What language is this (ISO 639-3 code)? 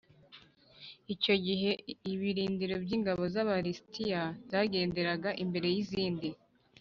kin